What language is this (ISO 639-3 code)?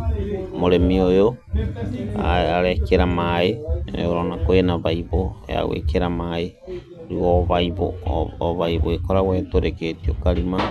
kik